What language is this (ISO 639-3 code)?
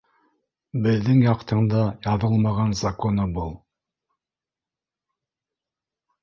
bak